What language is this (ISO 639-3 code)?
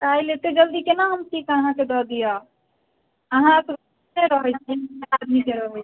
mai